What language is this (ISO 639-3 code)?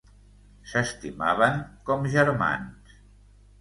cat